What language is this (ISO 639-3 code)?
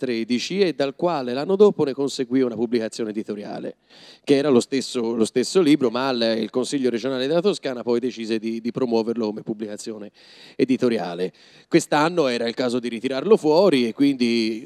ita